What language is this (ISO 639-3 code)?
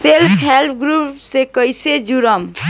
bho